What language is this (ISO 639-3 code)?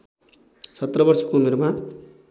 nep